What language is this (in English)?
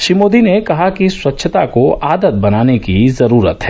Hindi